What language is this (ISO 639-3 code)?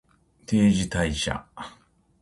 jpn